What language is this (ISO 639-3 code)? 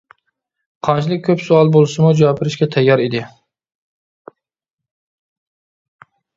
uig